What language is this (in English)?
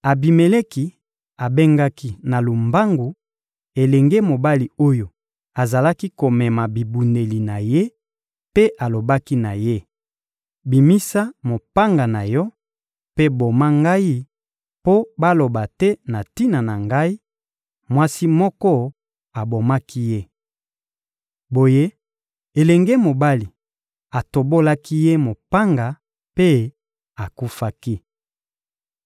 Lingala